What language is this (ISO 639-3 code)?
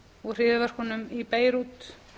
isl